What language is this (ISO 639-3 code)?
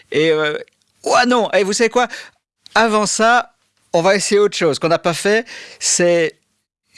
fra